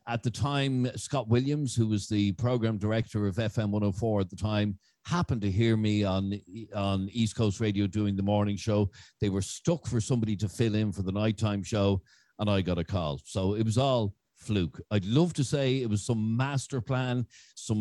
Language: English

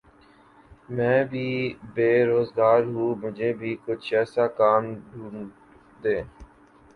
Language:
Urdu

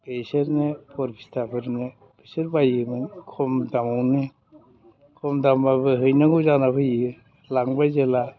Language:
Bodo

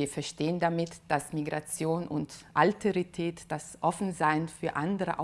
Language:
German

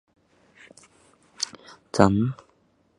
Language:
Chinese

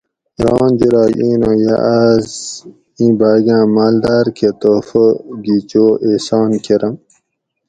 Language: Gawri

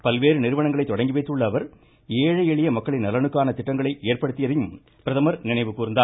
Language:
Tamil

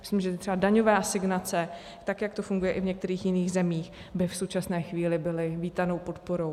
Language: Czech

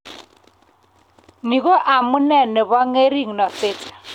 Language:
Kalenjin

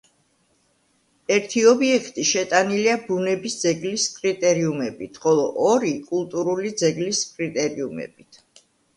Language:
Georgian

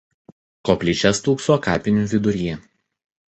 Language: Lithuanian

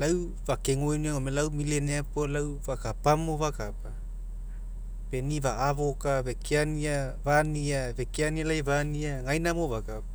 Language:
Mekeo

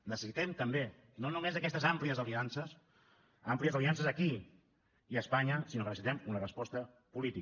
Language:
Catalan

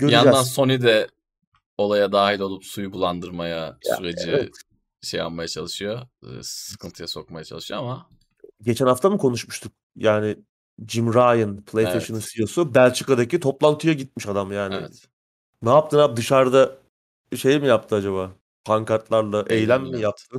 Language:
Turkish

